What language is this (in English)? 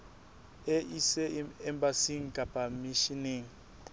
Southern Sotho